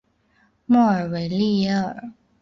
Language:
Chinese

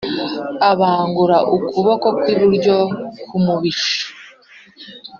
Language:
Kinyarwanda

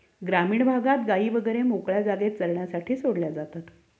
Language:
Marathi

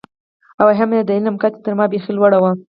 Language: Pashto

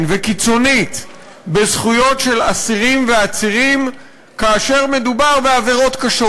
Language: Hebrew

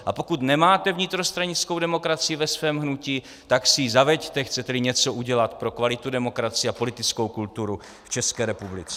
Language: Czech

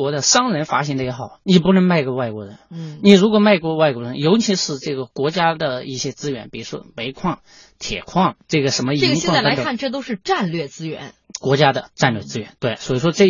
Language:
Chinese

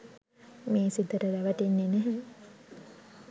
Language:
Sinhala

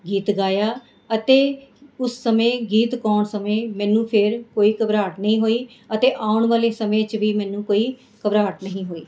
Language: Punjabi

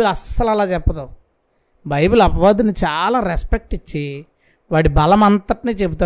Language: Telugu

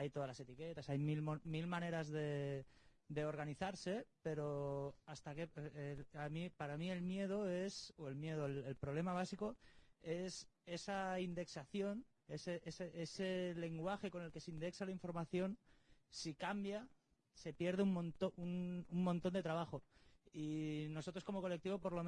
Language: Spanish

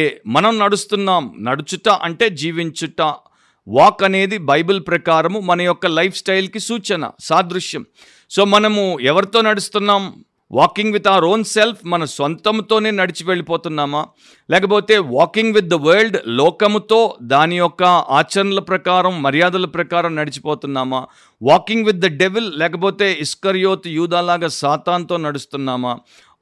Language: Telugu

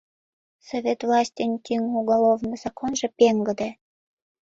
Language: Mari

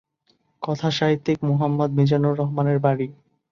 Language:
Bangla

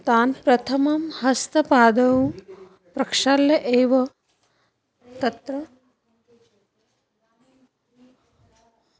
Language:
Sanskrit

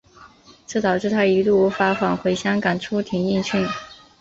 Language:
Chinese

